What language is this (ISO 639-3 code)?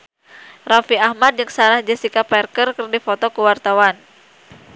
sun